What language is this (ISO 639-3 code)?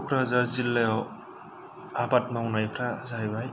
brx